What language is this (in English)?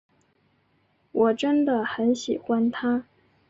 Chinese